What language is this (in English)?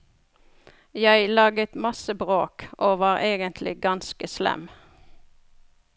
Norwegian